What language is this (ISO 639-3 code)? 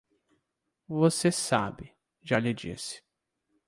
por